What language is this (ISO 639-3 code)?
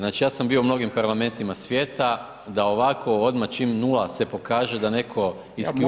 hrv